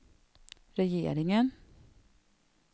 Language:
Swedish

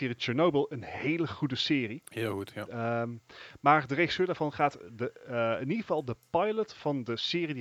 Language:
Dutch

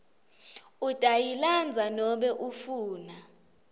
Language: Swati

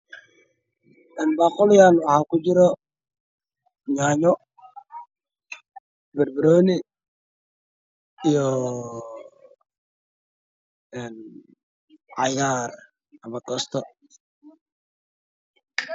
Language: Somali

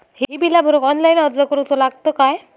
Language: Marathi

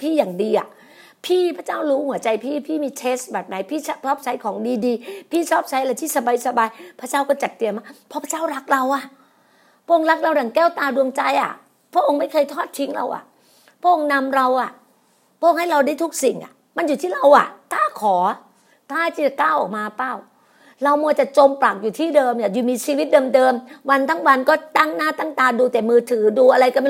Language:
Thai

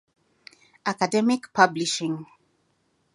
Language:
English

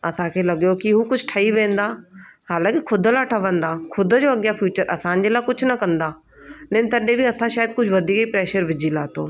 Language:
Sindhi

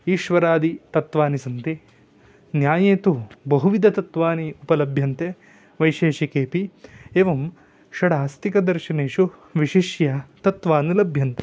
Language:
Sanskrit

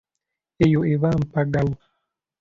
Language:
Ganda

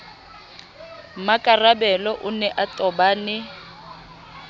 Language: Southern Sotho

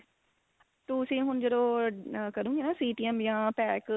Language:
Punjabi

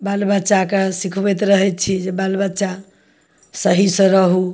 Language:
Maithili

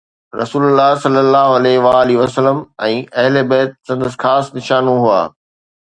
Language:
Sindhi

